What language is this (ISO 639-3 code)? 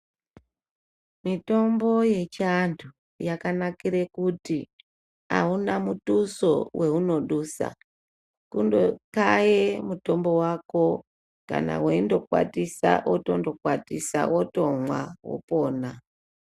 ndc